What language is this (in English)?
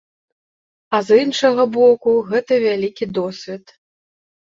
Belarusian